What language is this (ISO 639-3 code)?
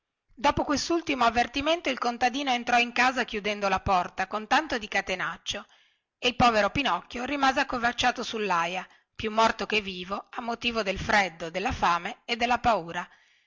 ita